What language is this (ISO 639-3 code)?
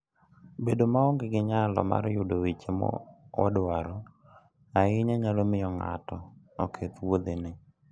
luo